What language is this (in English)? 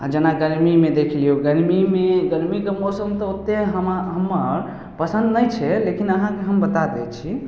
Maithili